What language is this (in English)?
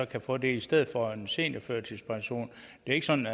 Danish